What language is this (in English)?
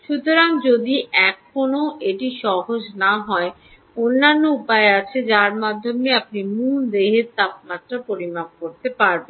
Bangla